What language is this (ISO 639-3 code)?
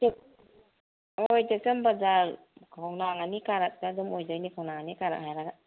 mni